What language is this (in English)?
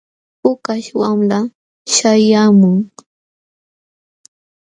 Jauja Wanca Quechua